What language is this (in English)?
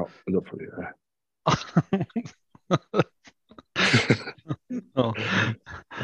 Swedish